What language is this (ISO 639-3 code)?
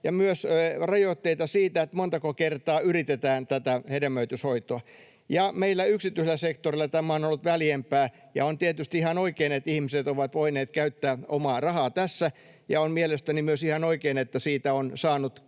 fin